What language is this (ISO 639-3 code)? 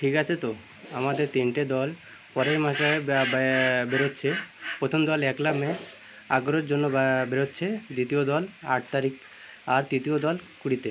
ben